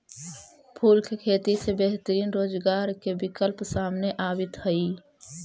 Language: Magahi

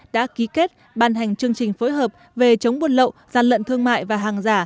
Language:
Vietnamese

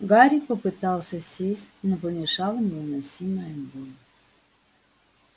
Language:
Russian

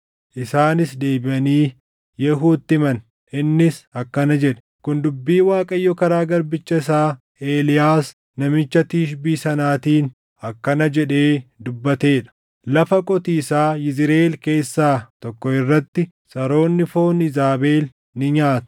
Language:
Oromo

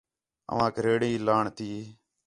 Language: Khetrani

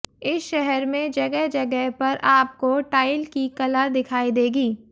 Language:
Hindi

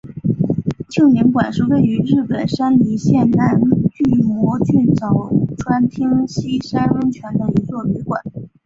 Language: Chinese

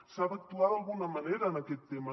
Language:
Catalan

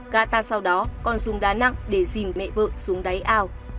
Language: Vietnamese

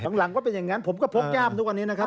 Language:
Thai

